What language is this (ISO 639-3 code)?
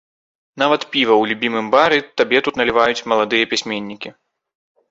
bel